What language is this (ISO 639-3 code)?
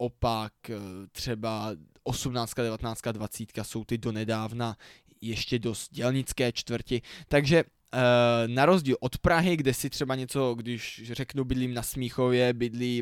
ces